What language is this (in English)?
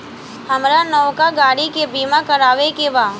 Bhojpuri